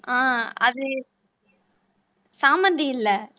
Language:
Tamil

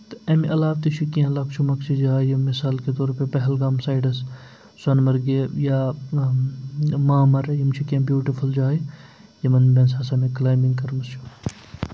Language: Kashmiri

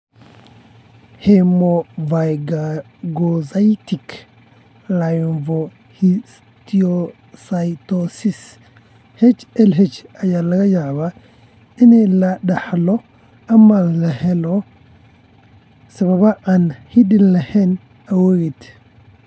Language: Somali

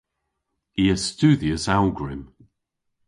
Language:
Cornish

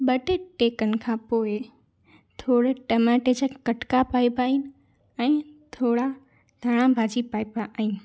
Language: Sindhi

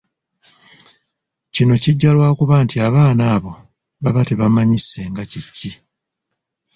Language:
Ganda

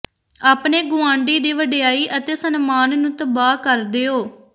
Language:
Punjabi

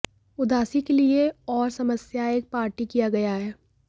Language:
Hindi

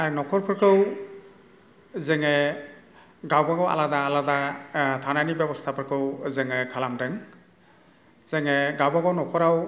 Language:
Bodo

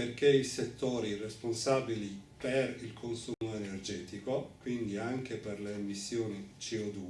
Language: Italian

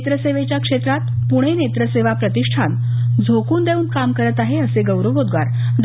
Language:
Marathi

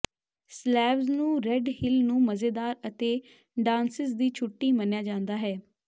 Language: Punjabi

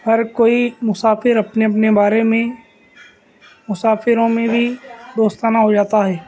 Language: Urdu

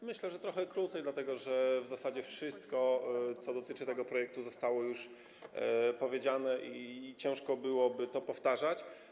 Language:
Polish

